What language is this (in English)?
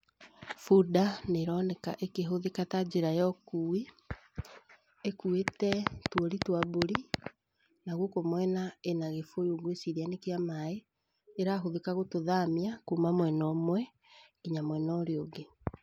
Kikuyu